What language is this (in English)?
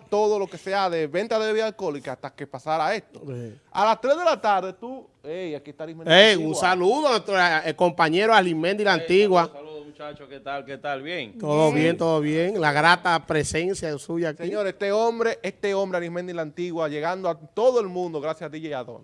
Spanish